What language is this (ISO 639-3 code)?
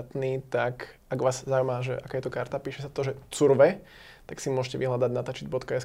slk